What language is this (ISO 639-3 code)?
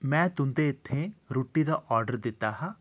doi